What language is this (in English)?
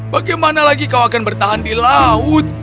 Indonesian